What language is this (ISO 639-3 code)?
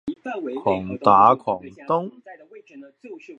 yue